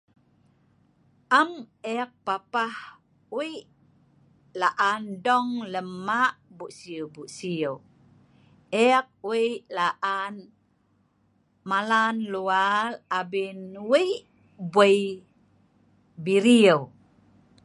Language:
Sa'ban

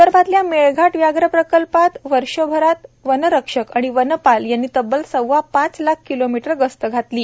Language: Marathi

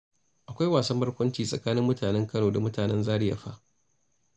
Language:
Hausa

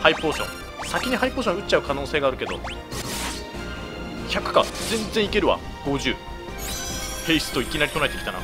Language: Japanese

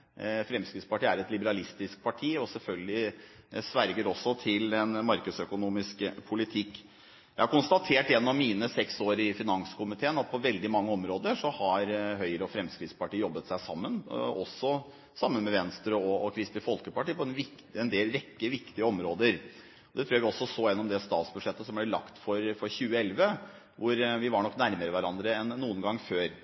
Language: Norwegian Bokmål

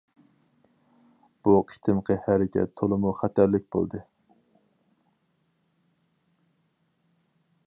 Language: Uyghur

